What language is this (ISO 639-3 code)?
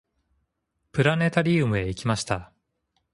jpn